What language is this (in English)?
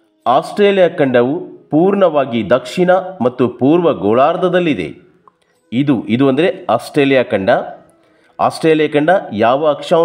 Kannada